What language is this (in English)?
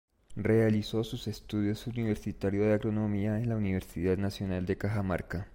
Spanish